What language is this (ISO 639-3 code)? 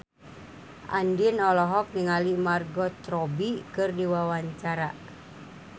sun